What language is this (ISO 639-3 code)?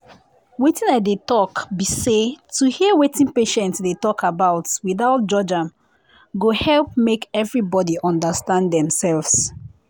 pcm